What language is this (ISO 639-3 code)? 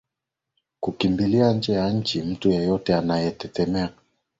swa